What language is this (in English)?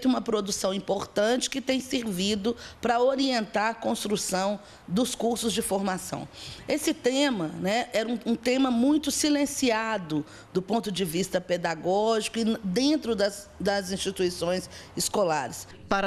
Portuguese